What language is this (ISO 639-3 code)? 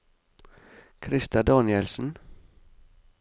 nor